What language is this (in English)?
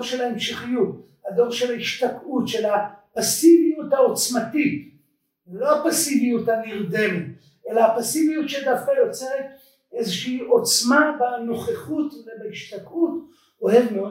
Hebrew